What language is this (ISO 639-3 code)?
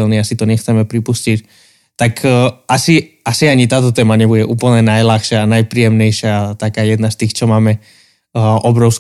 slk